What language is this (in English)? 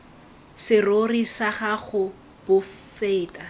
Tswana